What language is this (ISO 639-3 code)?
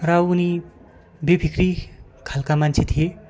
nep